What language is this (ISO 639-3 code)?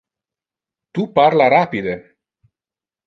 ina